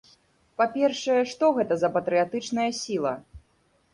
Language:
Belarusian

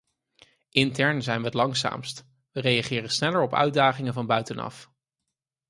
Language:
Dutch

